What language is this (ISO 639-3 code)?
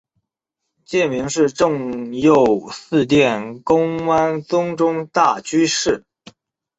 zho